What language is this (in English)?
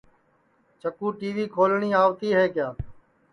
Sansi